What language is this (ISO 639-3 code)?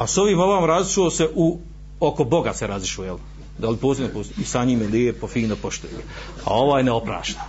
hrv